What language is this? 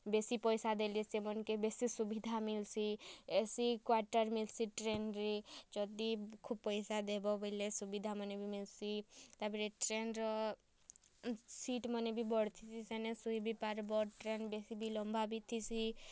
Odia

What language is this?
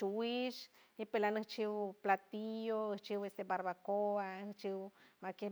San Francisco Del Mar Huave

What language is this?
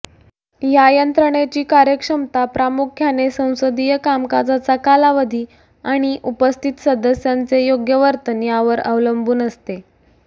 Marathi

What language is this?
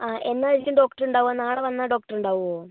Malayalam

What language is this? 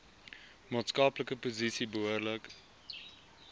Afrikaans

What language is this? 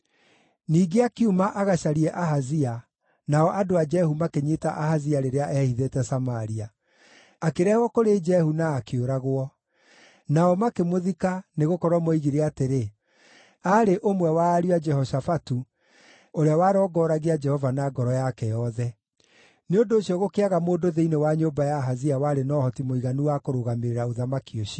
Kikuyu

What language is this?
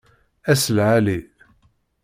Kabyle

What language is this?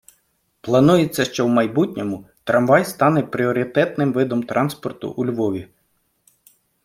Ukrainian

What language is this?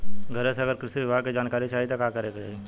Bhojpuri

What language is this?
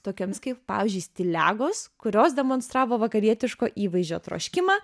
Lithuanian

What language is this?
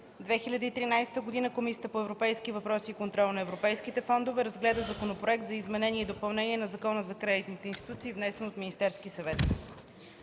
Bulgarian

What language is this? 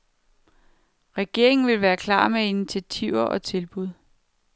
Danish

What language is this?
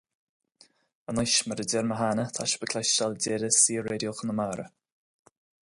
Irish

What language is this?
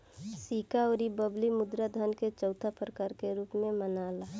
Bhojpuri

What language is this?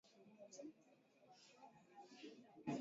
Swahili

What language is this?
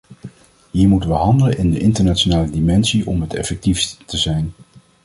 Dutch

